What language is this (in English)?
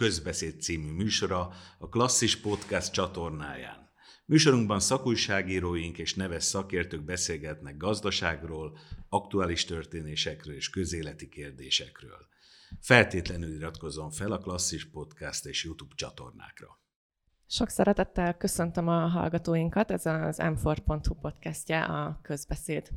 Hungarian